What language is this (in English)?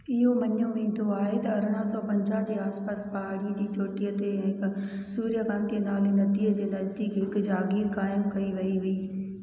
Sindhi